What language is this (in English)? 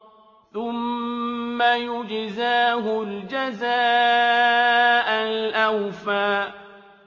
Arabic